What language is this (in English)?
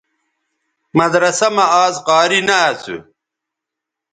Bateri